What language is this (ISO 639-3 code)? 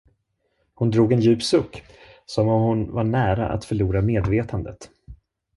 swe